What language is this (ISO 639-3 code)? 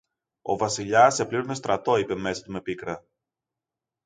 ell